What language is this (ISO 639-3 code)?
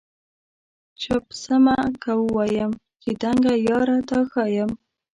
pus